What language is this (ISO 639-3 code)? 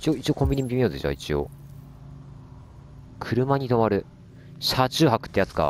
jpn